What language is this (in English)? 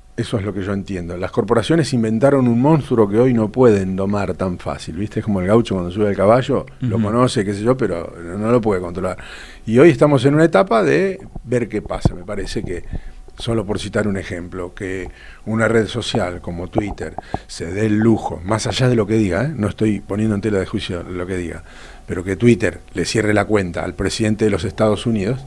Spanish